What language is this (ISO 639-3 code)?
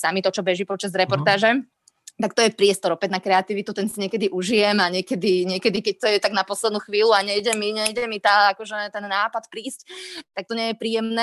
slk